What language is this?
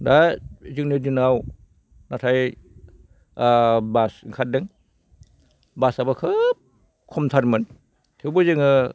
Bodo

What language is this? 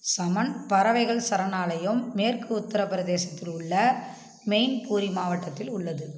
Tamil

